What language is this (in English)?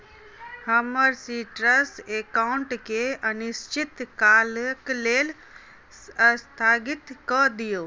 Maithili